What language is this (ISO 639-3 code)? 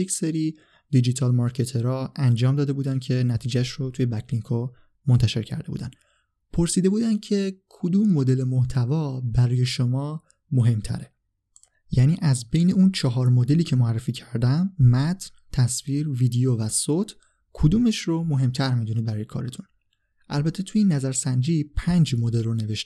fas